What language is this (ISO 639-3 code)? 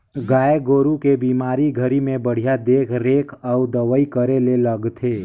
hne